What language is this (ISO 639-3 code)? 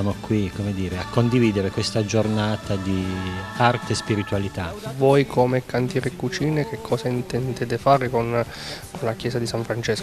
ita